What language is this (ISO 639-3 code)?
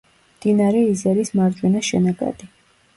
kat